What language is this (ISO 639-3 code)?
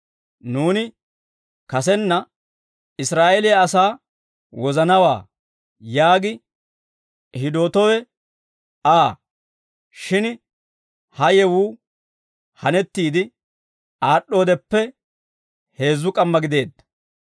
dwr